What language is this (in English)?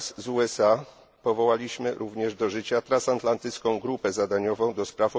Polish